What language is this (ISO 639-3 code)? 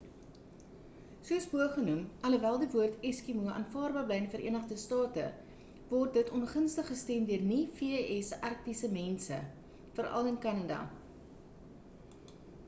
afr